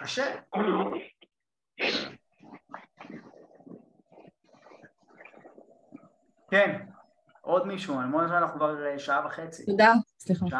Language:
Hebrew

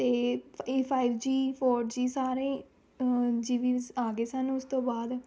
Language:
Punjabi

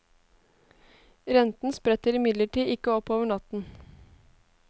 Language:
Norwegian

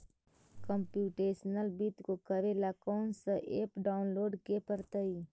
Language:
Magahi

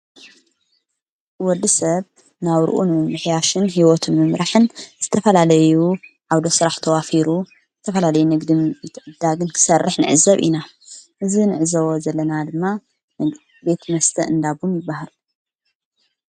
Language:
Tigrinya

